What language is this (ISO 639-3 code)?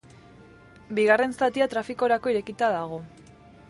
eus